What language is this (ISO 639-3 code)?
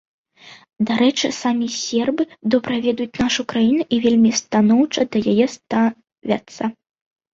bel